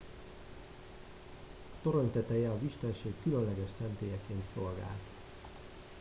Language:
Hungarian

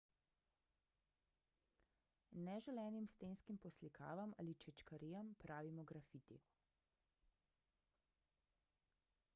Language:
Slovenian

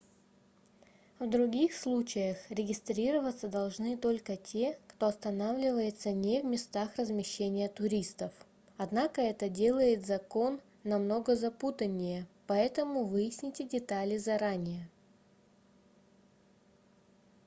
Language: Russian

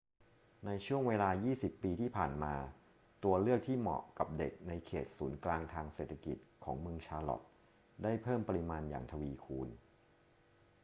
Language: Thai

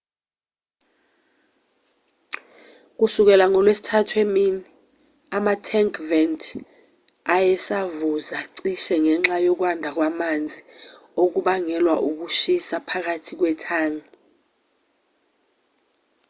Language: Zulu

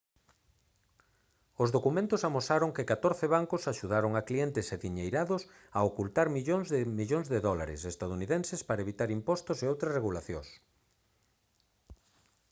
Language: Galician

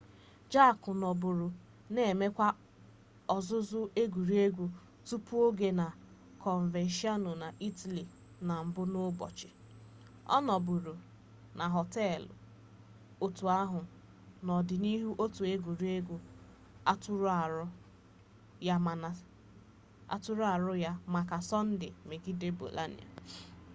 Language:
Igbo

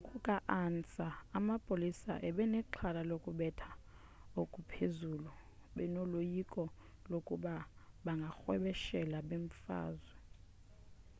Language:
Xhosa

